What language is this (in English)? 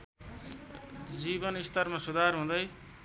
Nepali